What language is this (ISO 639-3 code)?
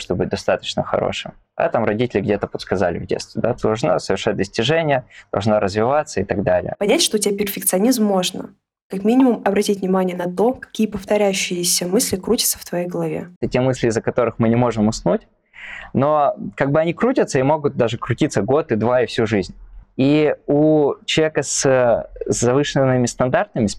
rus